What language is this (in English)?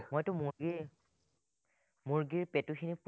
Assamese